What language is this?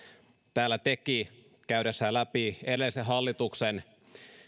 Finnish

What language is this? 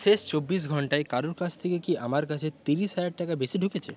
Bangla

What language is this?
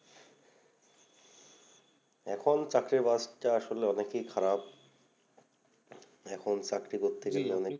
Bangla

